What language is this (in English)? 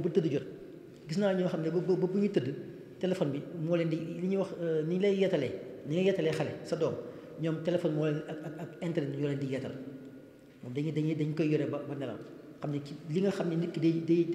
Arabic